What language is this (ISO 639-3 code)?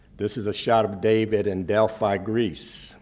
eng